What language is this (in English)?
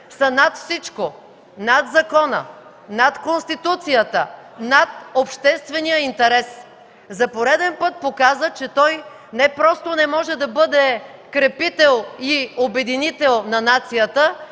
Bulgarian